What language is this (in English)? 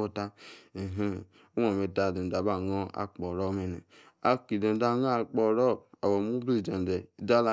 Yace